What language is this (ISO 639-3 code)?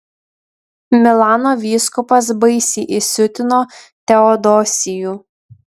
lit